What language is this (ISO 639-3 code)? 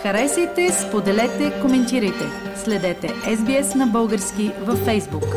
bul